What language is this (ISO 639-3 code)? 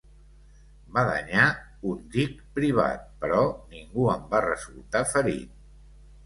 cat